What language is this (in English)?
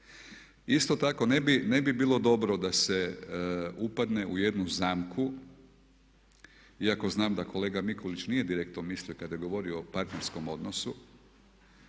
Croatian